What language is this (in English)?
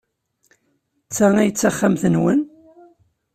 Kabyle